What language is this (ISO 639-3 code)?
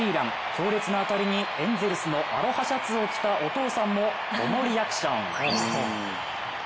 jpn